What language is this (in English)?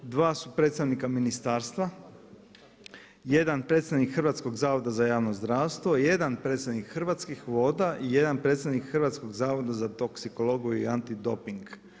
Croatian